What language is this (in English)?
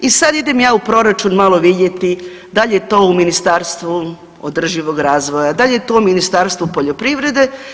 Croatian